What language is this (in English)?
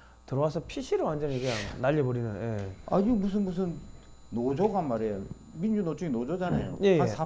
Korean